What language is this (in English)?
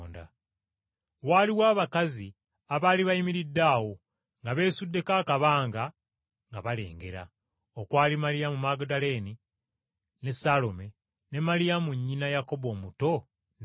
Ganda